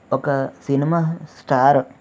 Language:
Telugu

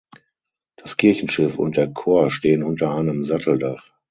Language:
German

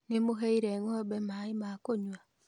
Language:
Kikuyu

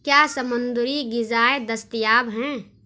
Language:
Urdu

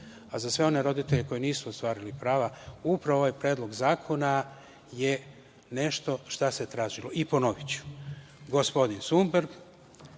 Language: Serbian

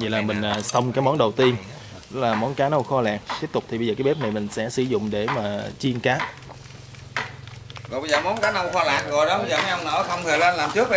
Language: Vietnamese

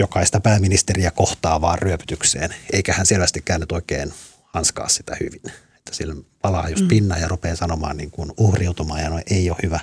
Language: Finnish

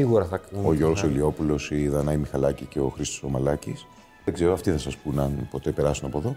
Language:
Greek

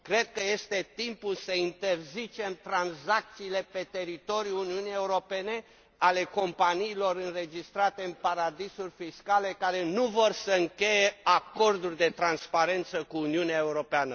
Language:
Romanian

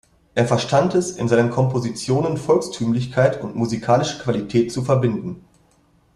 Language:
German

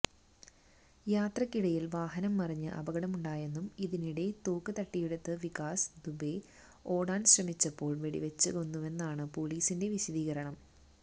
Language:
Malayalam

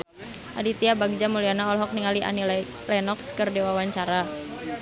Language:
Sundanese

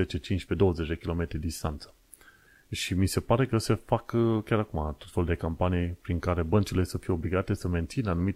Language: Romanian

